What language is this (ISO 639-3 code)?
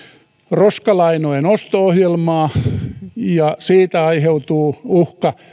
fin